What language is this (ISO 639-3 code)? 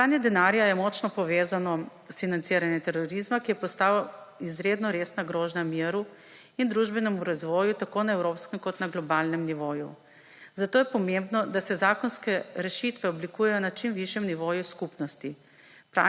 slv